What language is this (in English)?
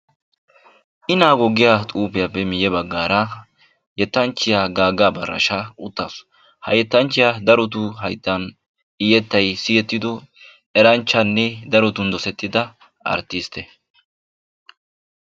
Wolaytta